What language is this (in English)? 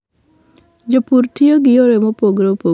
Luo (Kenya and Tanzania)